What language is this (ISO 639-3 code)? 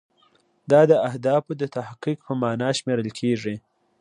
pus